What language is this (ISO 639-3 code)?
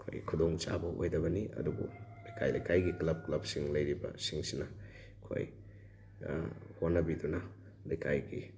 mni